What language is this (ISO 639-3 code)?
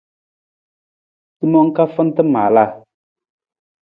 nmz